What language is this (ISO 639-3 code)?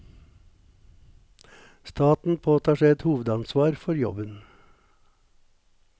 nor